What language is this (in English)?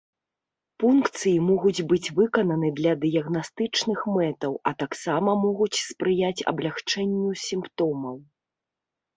Belarusian